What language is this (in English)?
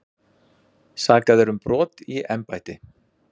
Icelandic